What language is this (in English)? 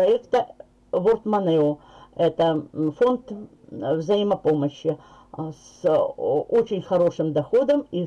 Russian